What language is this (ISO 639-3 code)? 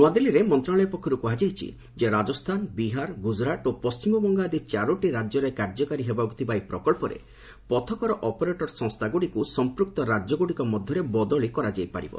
ori